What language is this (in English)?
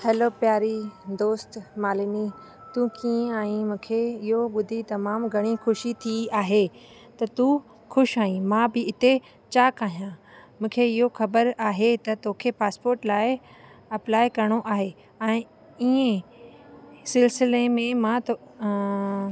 Sindhi